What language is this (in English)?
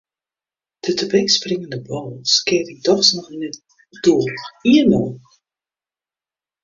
Western Frisian